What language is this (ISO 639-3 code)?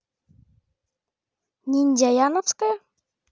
rus